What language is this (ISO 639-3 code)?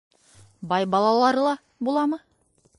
bak